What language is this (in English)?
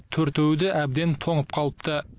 Kazakh